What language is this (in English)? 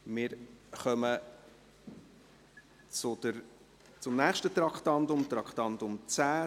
Swiss German